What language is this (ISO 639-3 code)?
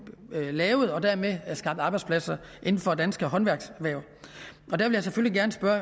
dan